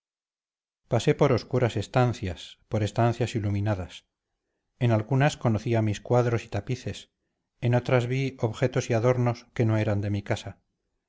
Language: Spanish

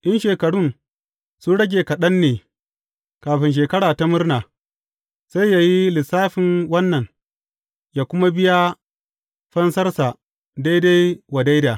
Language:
Hausa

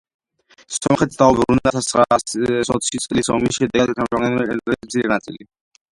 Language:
Georgian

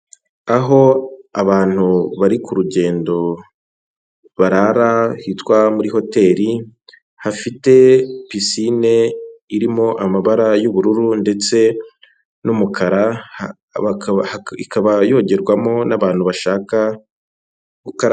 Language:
Kinyarwanda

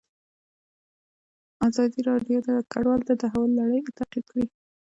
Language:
Pashto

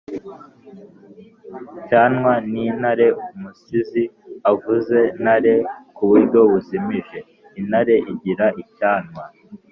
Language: Kinyarwanda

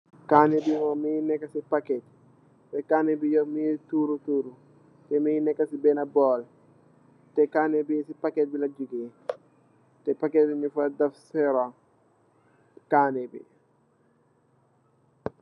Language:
Wolof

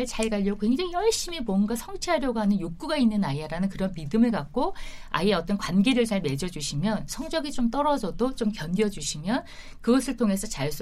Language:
Korean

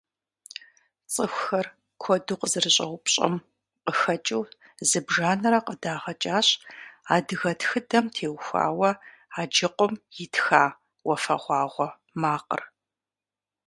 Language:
Kabardian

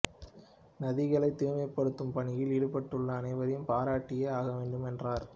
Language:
Tamil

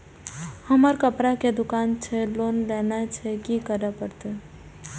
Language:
Maithili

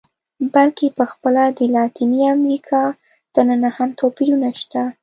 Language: Pashto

